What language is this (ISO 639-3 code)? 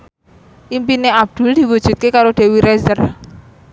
jav